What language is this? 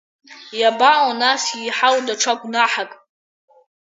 Abkhazian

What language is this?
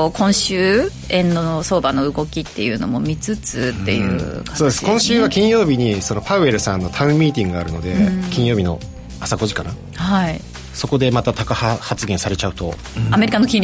Japanese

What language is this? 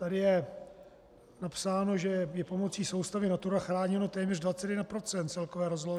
Czech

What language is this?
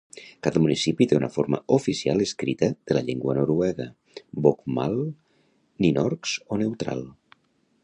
Catalan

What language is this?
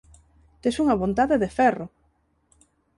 Galician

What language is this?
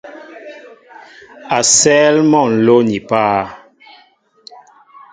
Mbo (Cameroon)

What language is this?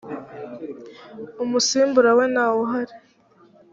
Kinyarwanda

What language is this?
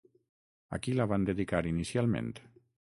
Catalan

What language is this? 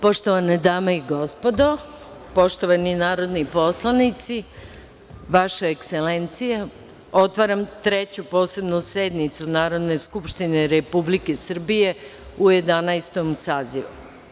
Serbian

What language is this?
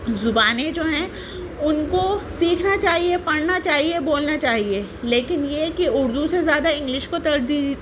Urdu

